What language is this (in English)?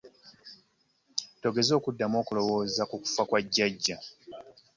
Ganda